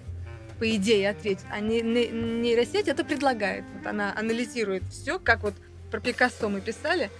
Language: Russian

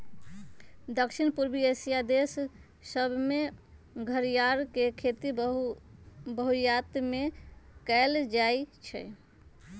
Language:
Magahi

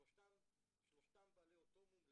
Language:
Hebrew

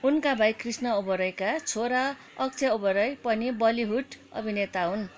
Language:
Nepali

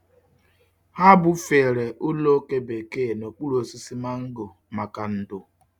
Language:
Igbo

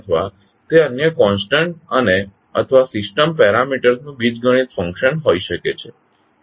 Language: Gujarati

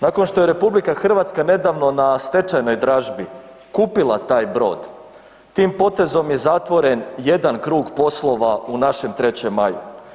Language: Croatian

